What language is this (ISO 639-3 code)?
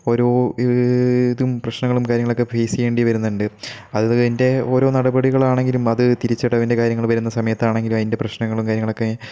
mal